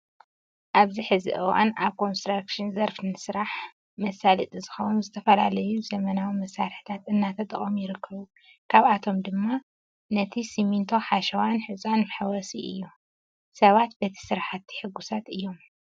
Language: Tigrinya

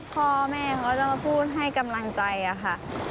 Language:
Thai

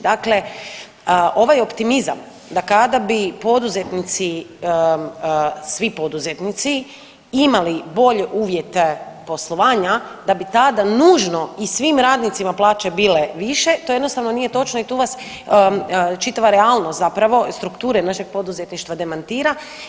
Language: Croatian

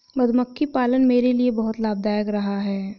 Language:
Hindi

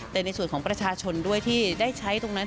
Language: Thai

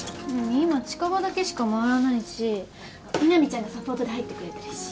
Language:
Japanese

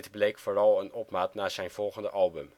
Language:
Dutch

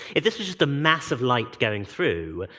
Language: English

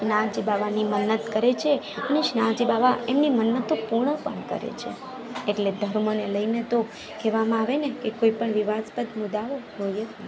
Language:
Gujarati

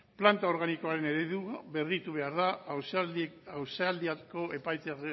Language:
Basque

